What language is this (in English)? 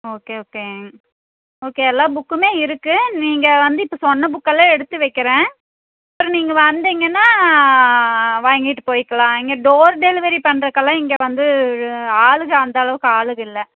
Tamil